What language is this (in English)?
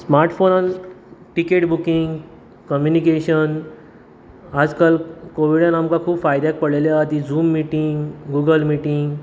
Konkani